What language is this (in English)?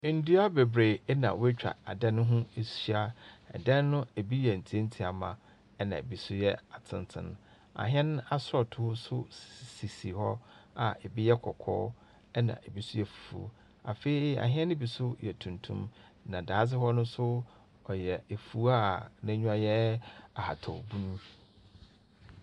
Akan